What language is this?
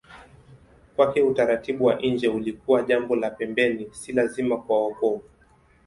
Swahili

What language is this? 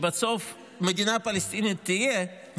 Hebrew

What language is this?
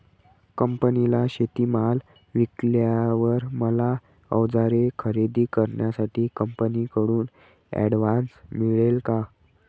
Marathi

